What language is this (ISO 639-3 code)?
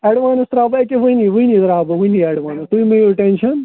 kas